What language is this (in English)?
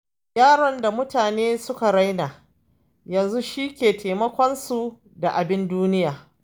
Hausa